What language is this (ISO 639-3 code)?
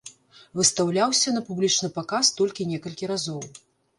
bel